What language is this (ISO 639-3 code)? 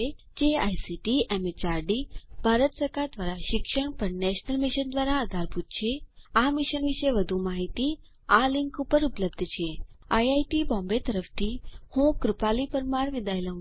guj